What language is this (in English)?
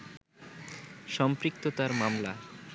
Bangla